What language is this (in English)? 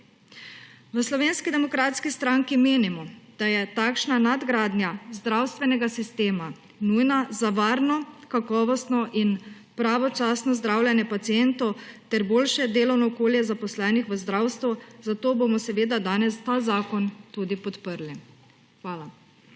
Slovenian